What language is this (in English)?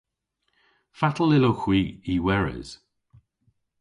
Cornish